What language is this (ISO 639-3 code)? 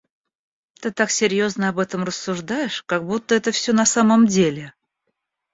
rus